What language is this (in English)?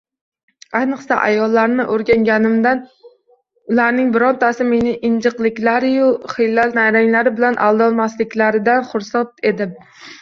Uzbek